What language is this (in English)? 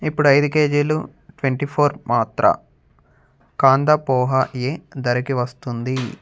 Telugu